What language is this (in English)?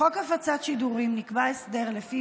Hebrew